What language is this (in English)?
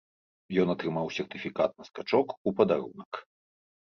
Belarusian